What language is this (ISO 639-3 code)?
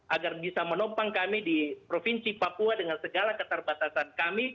ind